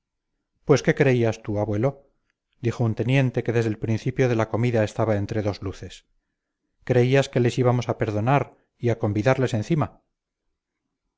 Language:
Spanish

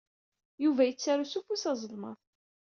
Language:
Kabyle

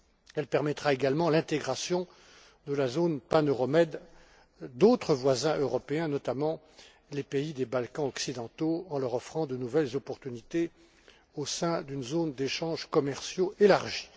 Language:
French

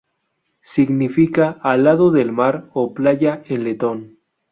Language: Spanish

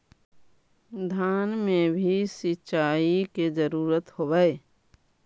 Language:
Magahi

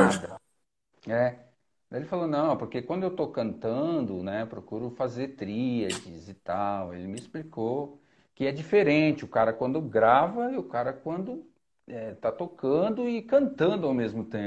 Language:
Portuguese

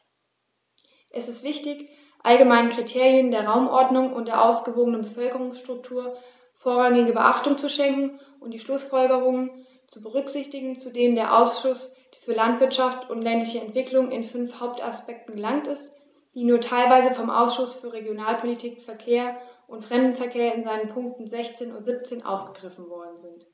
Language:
German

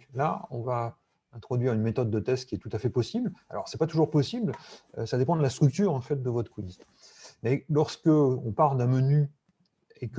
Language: French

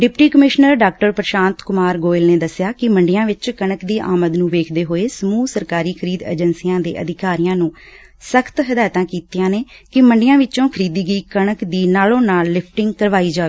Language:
Punjabi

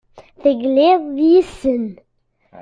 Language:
Kabyle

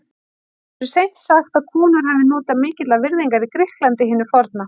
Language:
Icelandic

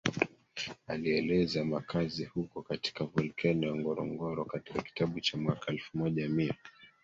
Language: Swahili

